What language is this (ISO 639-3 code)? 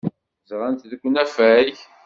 kab